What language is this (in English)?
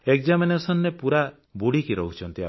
Odia